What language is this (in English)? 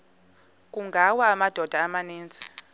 Xhosa